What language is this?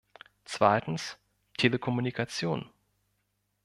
German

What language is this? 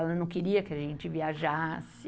Portuguese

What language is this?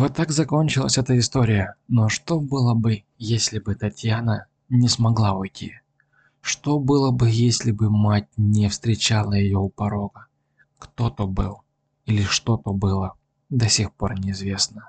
Russian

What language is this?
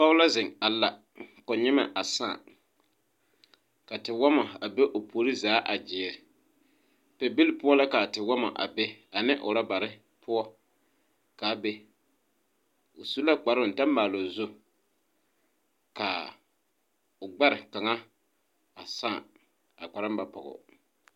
Southern Dagaare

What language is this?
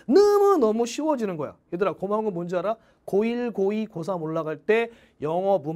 Korean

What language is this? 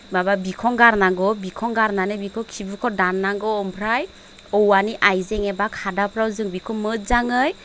Bodo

